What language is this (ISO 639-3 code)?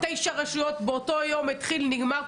heb